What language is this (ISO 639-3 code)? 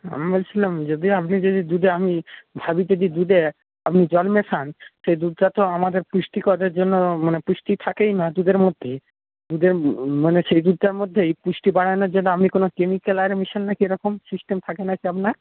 ben